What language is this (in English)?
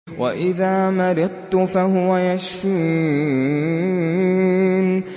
Arabic